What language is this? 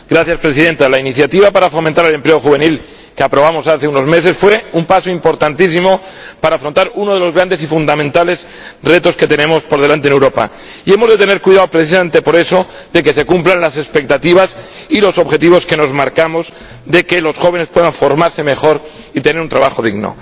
Spanish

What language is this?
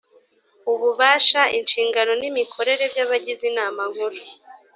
Kinyarwanda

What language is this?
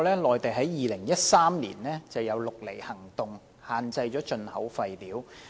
Cantonese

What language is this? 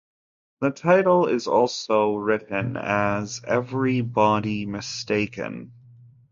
English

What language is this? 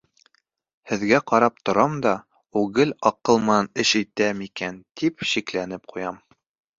Bashkir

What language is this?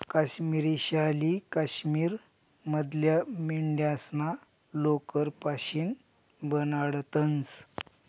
Marathi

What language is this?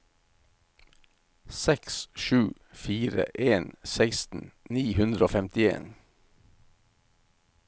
Norwegian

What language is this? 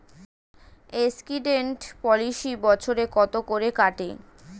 Bangla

